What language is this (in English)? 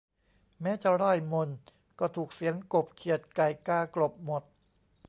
Thai